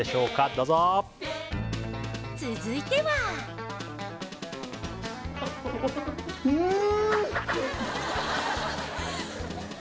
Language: Japanese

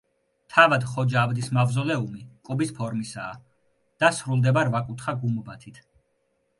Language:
Georgian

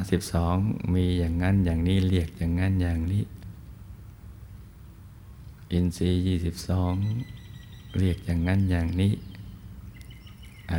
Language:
Thai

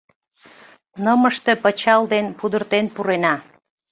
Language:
Mari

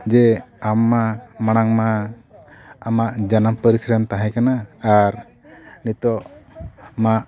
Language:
Santali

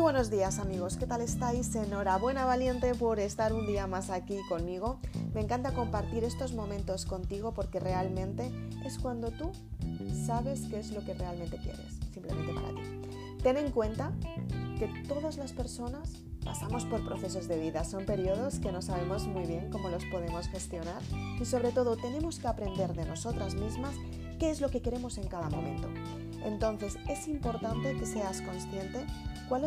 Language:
Spanish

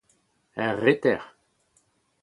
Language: Breton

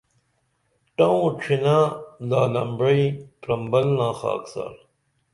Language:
Dameli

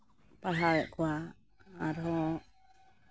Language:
Santali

